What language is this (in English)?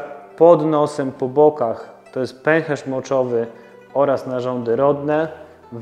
Polish